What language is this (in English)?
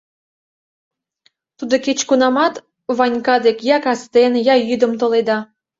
Mari